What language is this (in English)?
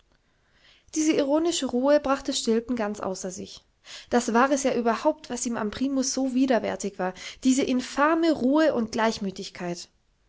German